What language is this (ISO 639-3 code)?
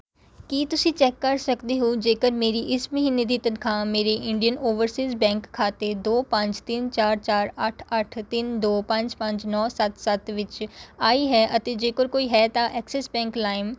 pan